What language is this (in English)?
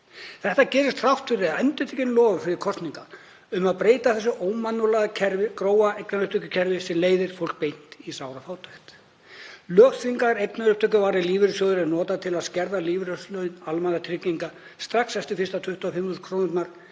Icelandic